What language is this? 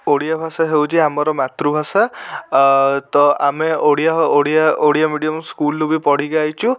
Odia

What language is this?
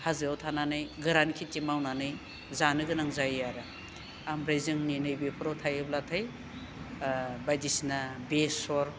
Bodo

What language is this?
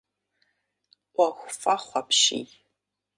Kabardian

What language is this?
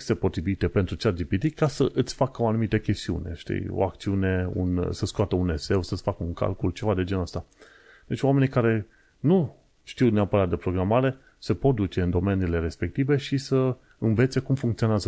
Romanian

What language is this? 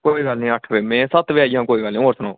Dogri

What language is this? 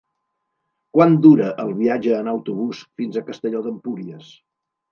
Catalan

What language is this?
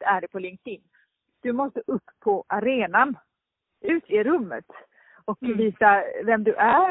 Swedish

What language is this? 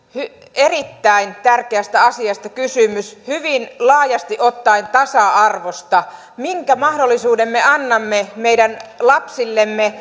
Finnish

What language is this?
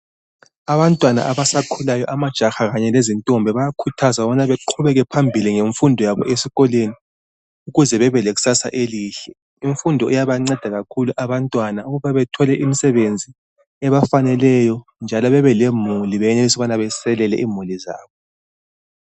North Ndebele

